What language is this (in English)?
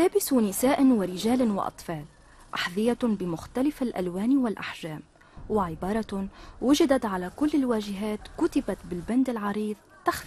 Arabic